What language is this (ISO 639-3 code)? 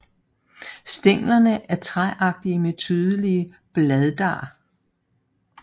dan